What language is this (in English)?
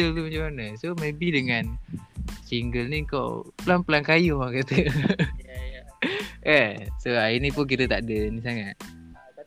Malay